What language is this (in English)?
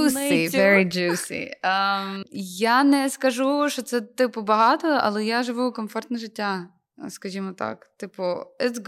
Ukrainian